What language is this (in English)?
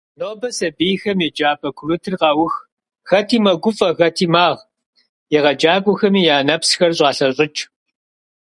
Kabardian